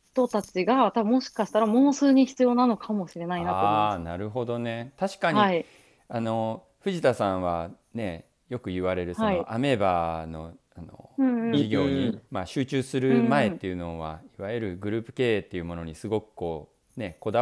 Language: Japanese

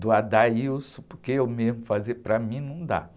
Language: Portuguese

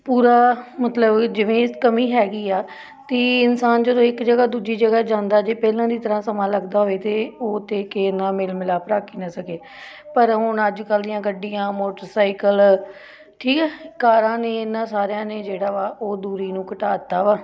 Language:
Punjabi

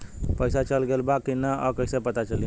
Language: Bhojpuri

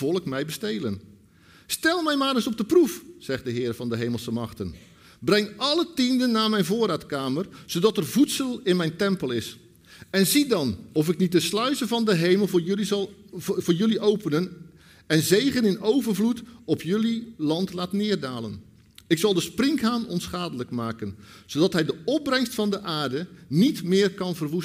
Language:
Dutch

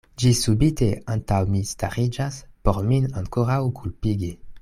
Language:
Esperanto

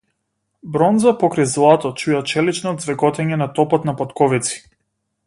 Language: Macedonian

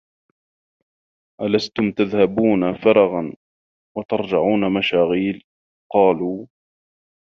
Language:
Arabic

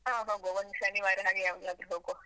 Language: Kannada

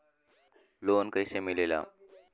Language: Bhojpuri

